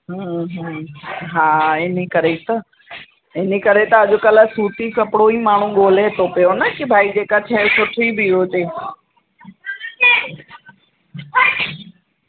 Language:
Sindhi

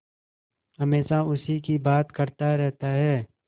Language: Hindi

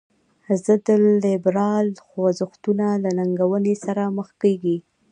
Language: Pashto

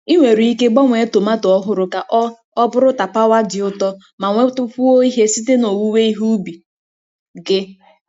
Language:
Igbo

